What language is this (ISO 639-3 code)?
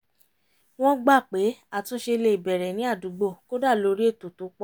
yor